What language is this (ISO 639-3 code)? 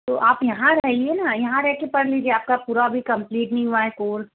hin